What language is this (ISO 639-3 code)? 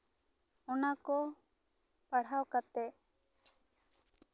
sat